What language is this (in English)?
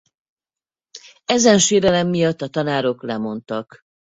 Hungarian